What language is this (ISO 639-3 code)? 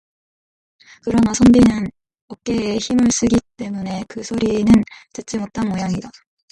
kor